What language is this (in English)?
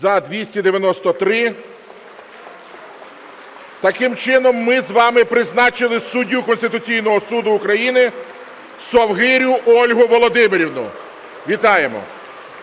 Ukrainian